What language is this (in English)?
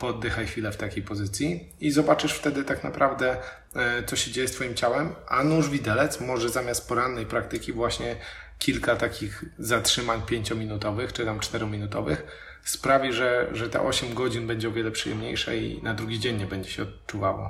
Polish